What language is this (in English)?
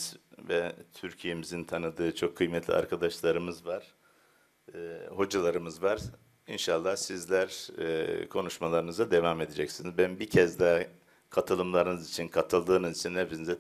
Turkish